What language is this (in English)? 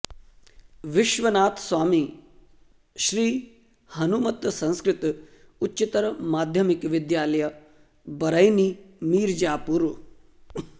Sanskrit